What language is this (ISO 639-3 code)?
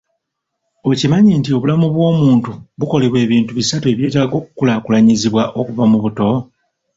lug